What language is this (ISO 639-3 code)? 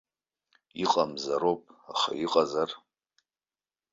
abk